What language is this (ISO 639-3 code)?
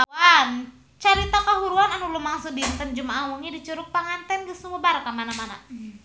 sun